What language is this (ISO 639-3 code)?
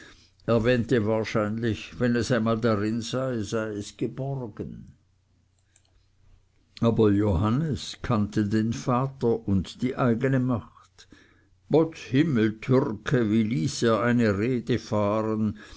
deu